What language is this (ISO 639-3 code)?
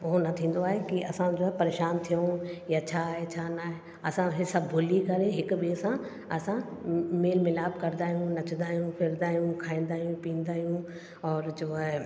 snd